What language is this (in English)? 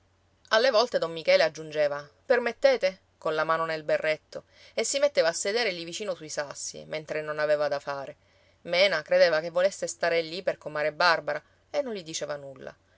Italian